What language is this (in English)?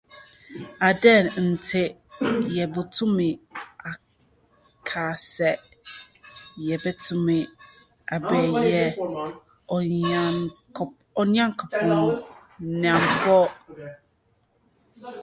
Akan